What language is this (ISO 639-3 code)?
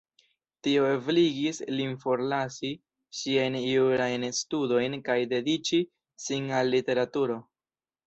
epo